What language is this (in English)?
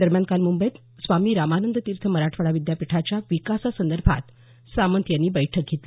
Marathi